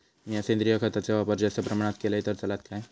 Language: Marathi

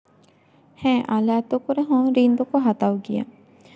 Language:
Santali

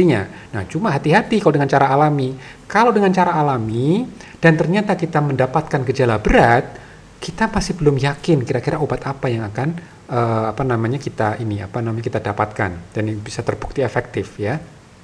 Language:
Indonesian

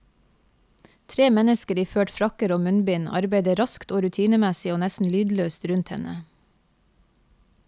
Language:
Norwegian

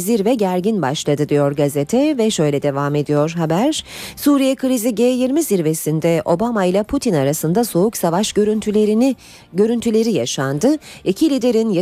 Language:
Turkish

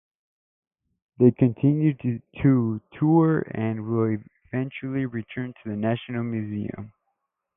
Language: English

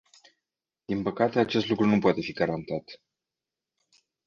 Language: Romanian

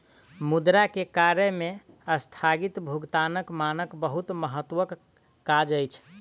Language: Maithili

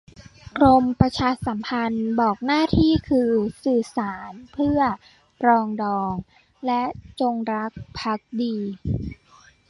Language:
Thai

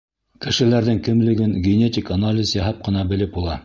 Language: Bashkir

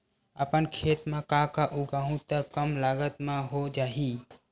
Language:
Chhattisgarhi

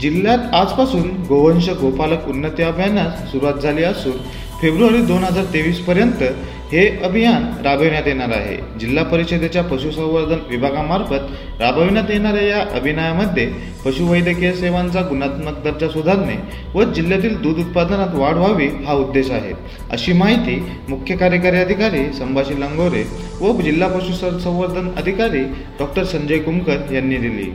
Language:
Marathi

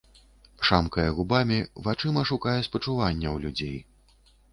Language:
Belarusian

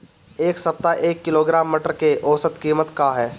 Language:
Bhojpuri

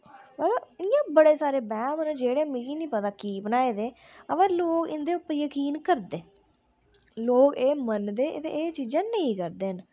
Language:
Dogri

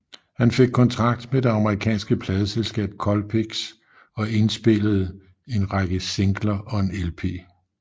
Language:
Danish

